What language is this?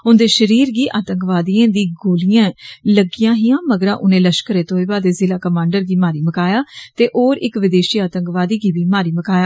Dogri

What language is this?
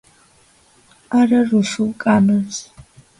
Georgian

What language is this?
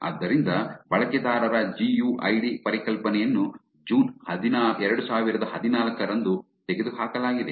Kannada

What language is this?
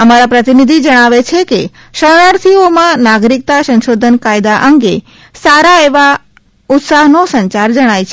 Gujarati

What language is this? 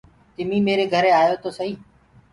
Gurgula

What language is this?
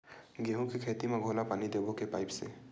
Chhattisgarhi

